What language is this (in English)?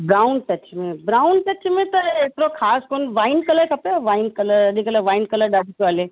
Sindhi